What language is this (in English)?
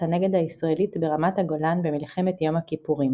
Hebrew